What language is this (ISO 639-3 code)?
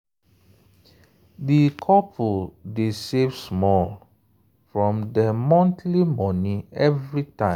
pcm